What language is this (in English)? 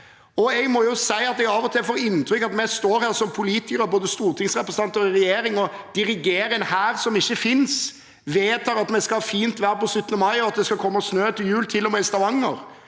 Norwegian